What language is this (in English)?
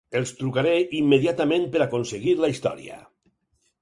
Catalan